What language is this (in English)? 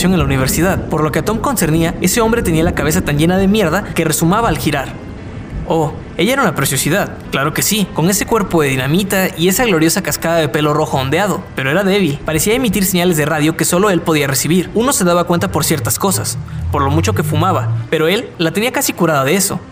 Spanish